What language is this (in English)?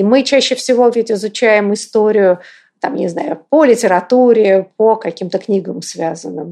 Russian